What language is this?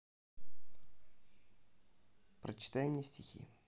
Russian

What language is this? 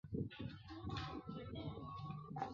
Chinese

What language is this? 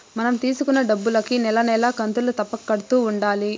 Telugu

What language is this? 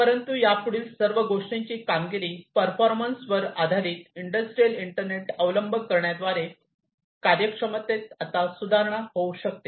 Marathi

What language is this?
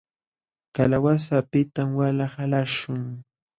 Jauja Wanca Quechua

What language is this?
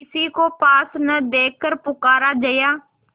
Hindi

